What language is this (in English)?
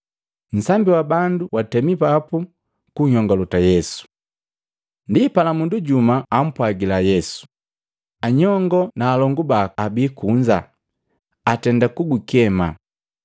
Matengo